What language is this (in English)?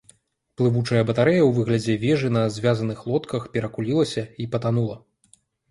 Belarusian